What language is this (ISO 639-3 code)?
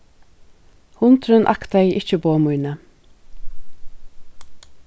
fao